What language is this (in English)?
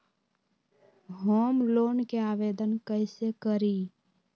Magahi